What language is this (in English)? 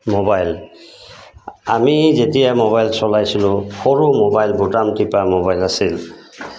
Assamese